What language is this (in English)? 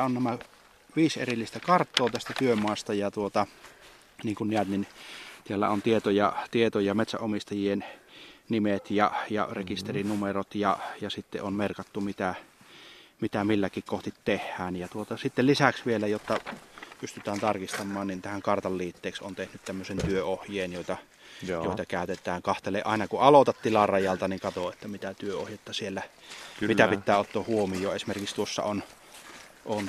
Finnish